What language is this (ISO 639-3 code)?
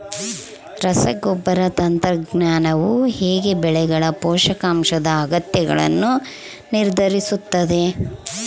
kan